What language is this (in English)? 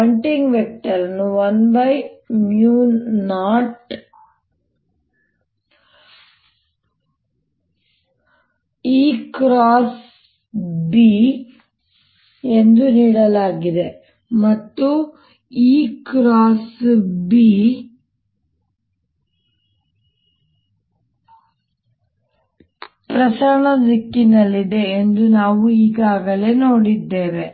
Kannada